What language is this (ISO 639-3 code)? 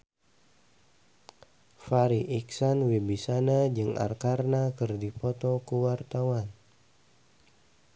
sun